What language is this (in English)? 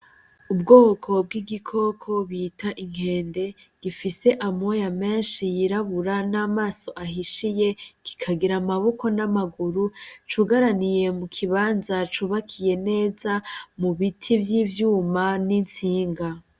Rundi